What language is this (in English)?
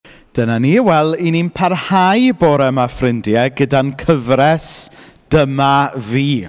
Welsh